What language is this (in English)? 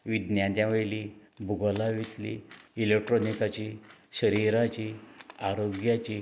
Konkani